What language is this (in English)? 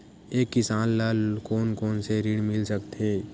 Chhattisgarhi